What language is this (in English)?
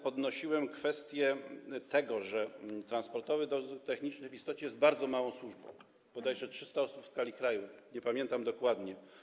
Polish